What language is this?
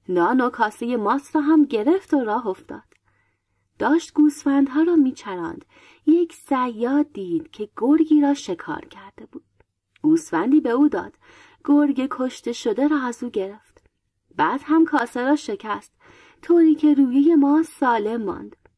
Persian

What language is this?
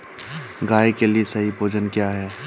Hindi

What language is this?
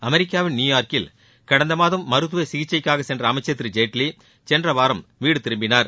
Tamil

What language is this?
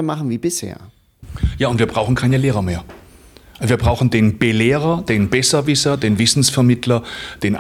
German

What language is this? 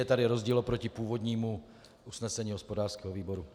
Czech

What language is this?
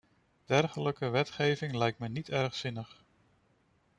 Dutch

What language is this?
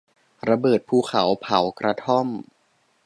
Thai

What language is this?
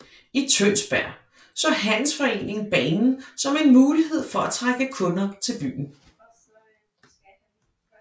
Danish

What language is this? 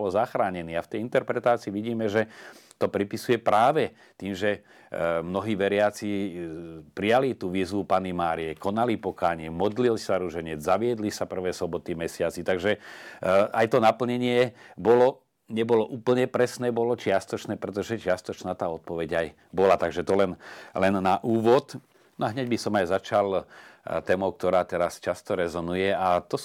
Slovak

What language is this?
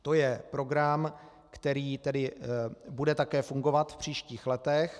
Czech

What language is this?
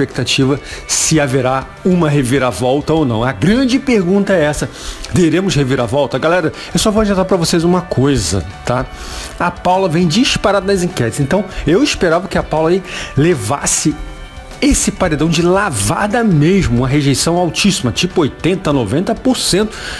Portuguese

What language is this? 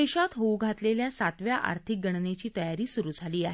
Marathi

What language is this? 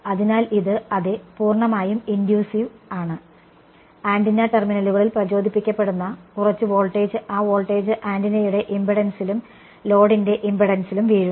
Malayalam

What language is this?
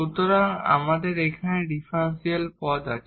Bangla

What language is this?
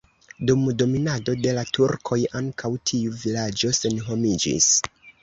Esperanto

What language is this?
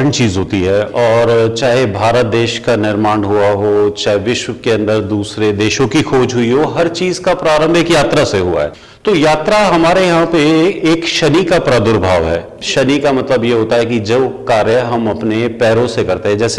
Hindi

